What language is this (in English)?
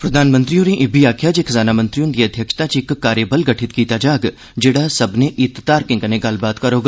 Dogri